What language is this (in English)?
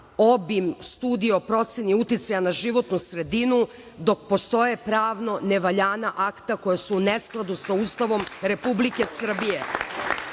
Serbian